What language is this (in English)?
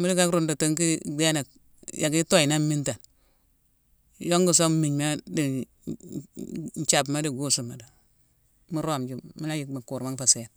Mansoanka